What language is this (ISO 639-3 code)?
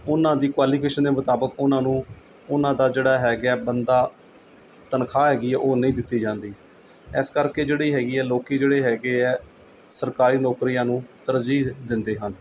pan